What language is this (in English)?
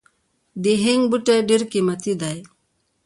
Pashto